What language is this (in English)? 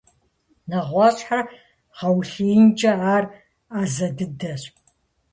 Kabardian